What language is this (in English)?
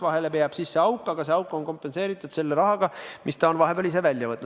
Estonian